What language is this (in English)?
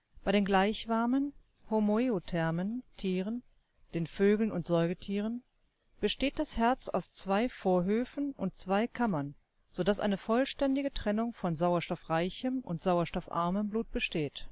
German